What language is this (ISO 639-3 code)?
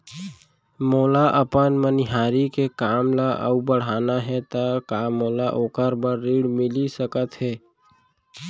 hne